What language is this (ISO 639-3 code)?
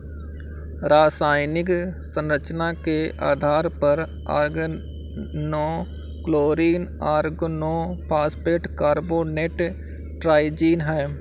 hin